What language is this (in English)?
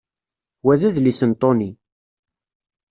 Kabyle